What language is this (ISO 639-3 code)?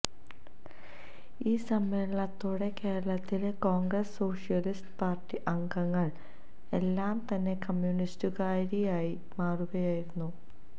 mal